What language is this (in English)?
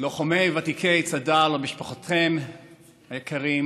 Hebrew